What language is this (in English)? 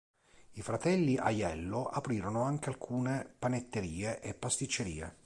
Italian